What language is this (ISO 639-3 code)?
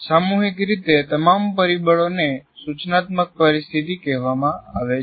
guj